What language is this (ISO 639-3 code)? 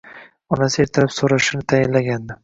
uzb